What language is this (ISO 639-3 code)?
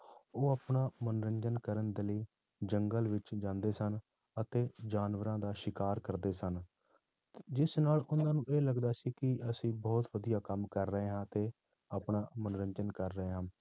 pan